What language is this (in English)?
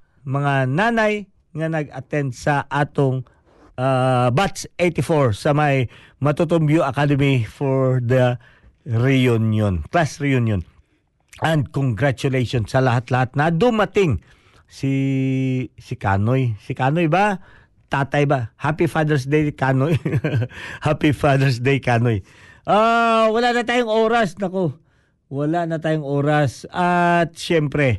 Filipino